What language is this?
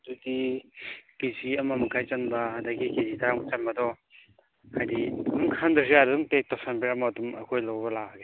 Manipuri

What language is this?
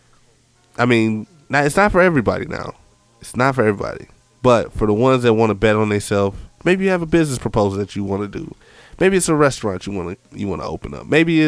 English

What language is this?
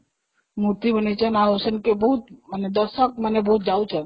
Odia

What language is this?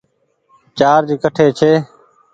Goaria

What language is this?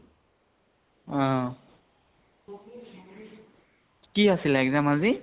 Assamese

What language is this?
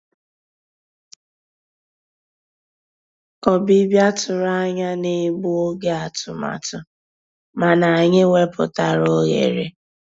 Igbo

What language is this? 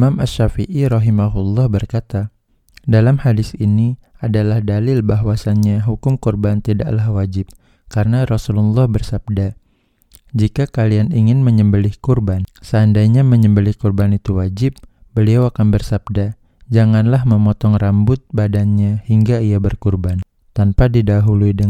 Indonesian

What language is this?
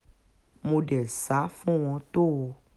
Yoruba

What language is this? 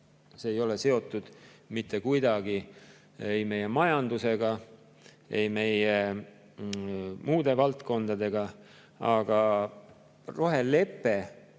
Estonian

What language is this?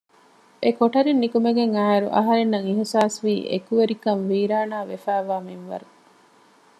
Divehi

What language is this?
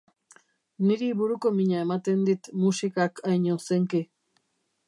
Basque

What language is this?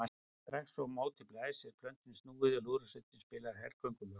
Icelandic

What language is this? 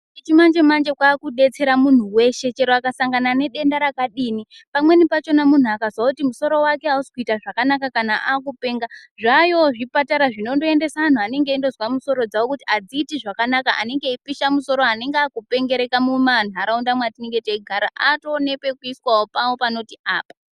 Ndau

